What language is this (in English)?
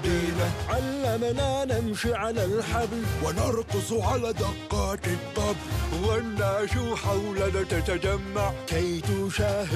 Arabic